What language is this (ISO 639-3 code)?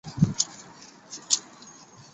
zho